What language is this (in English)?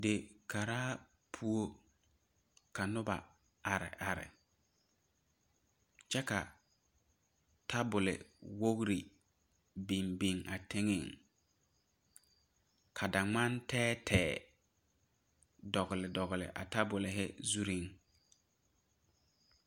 Southern Dagaare